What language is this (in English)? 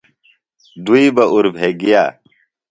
Phalura